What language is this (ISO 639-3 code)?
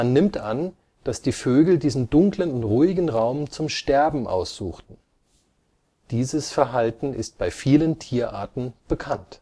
deu